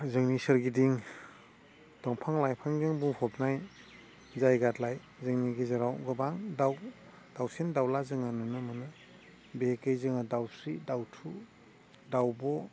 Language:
Bodo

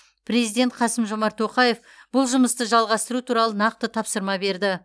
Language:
Kazakh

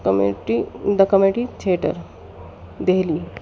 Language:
Urdu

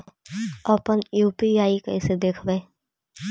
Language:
Magahi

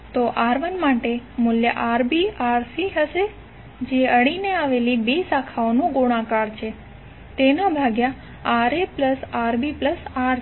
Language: Gujarati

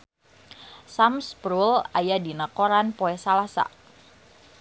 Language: Sundanese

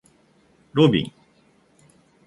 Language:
Japanese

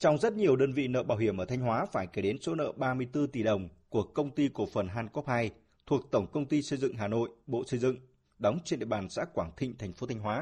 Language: Vietnamese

